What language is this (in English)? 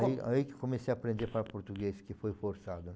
Portuguese